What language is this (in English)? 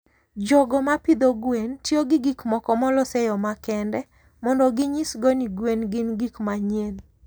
Luo (Kenya and Tanzania)